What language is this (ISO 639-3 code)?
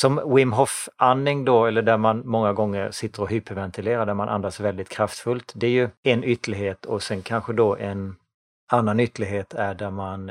swe